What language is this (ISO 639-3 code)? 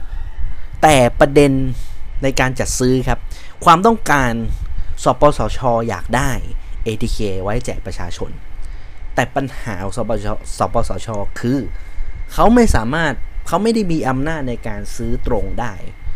tha